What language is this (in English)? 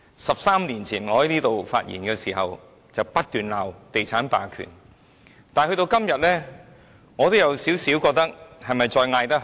Cantonese